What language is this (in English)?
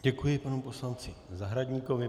Czech